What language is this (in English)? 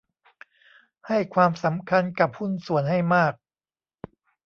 Thai